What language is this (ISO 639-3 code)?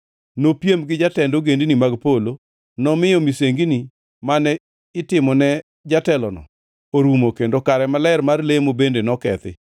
luo